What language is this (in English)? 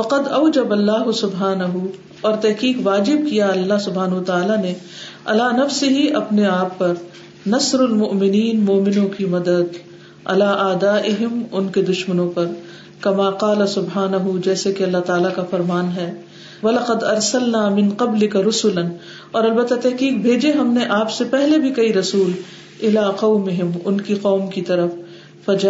Urdu